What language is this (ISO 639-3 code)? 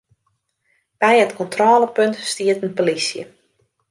fry